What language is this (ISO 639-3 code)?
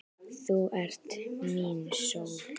isl